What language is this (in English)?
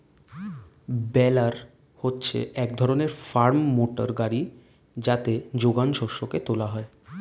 Bangla